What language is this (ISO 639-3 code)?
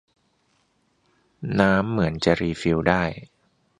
tha